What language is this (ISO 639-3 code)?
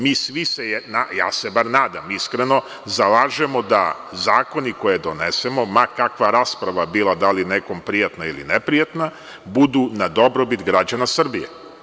srp